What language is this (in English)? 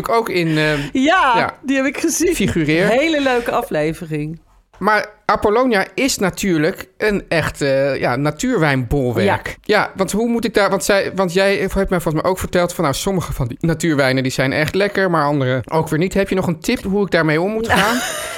Dutch